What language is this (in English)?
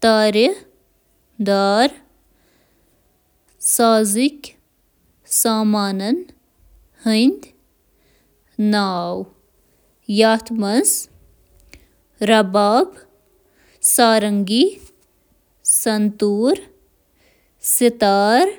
Kashmiri